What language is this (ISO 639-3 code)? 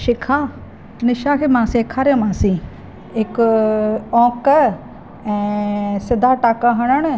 snd